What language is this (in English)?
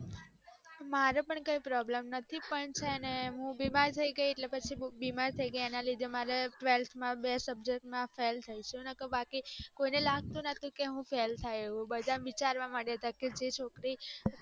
Gujarati